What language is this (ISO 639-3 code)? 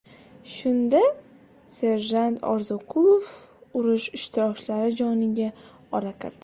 uzb